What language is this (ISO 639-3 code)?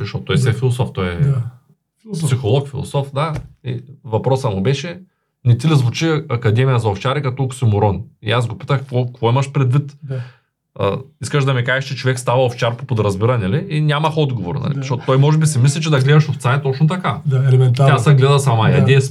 bul